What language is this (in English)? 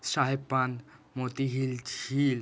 Bangla